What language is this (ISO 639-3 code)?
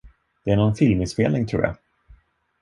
swe